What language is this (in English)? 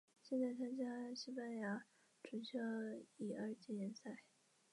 Chinese